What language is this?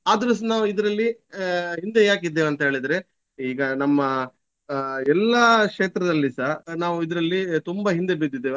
Kannada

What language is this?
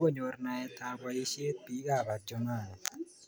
Kalenjin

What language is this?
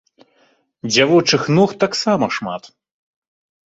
Belarusian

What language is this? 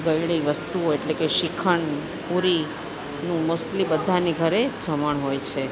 Gujarati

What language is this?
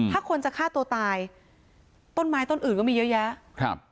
Thai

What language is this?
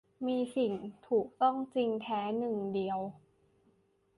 Thai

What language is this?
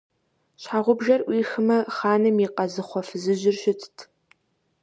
Kabardian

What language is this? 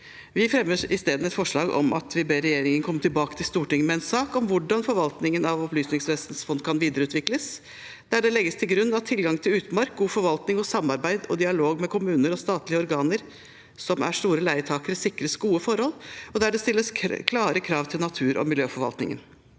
Norwegian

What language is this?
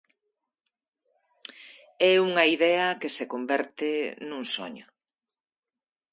Galician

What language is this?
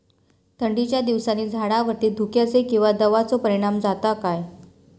Marathi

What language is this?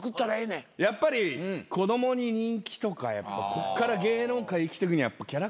Japanese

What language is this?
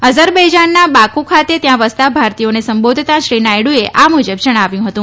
Gujarati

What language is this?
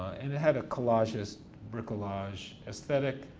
English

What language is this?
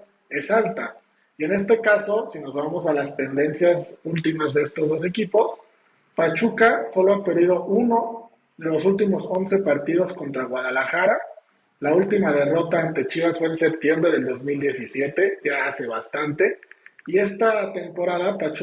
Spanish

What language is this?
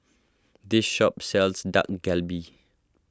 English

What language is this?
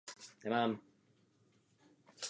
Czech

